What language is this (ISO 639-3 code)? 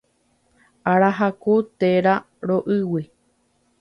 grn